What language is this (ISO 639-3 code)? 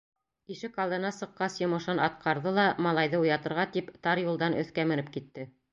bak